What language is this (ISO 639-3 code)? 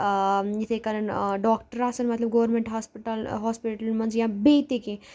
kas